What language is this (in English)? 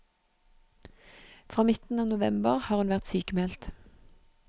Norwegian